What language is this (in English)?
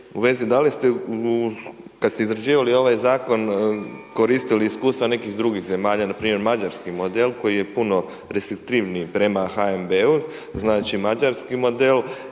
Croatian